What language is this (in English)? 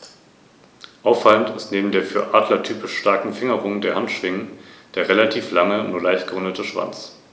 German